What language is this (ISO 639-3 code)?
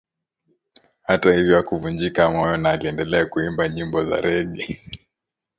swa